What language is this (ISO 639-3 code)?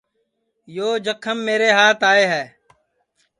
ssi